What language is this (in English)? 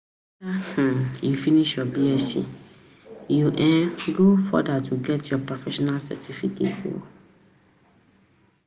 Nigerian Pidgin